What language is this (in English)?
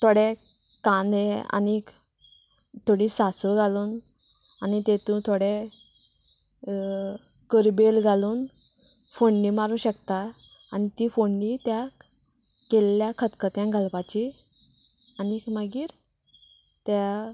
Konkani